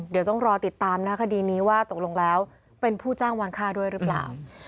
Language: Thai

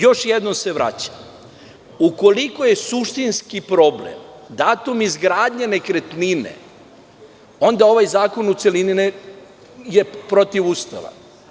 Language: Serbian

